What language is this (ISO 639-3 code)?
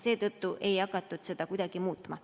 est